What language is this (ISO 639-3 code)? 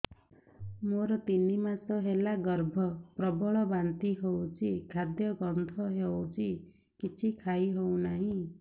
ori